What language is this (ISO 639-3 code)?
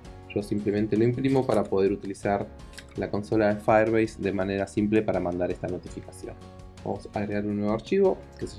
spa